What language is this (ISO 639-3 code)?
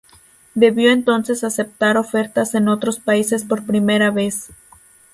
spa